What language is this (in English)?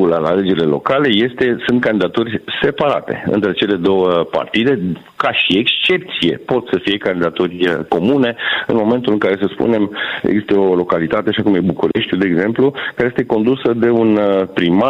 Romanian